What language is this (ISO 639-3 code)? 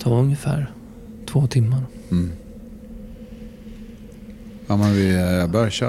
swe